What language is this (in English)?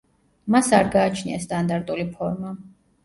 Georgian